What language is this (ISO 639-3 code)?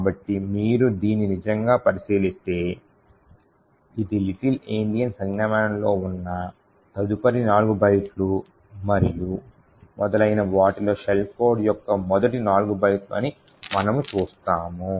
tel